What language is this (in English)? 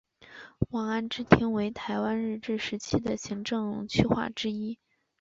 Chinese